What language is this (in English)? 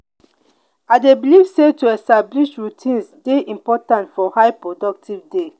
Nigerian Pidgin